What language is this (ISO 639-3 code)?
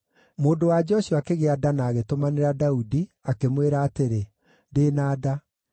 kik